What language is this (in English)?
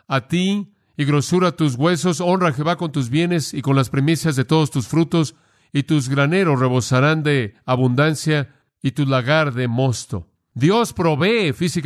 Spanish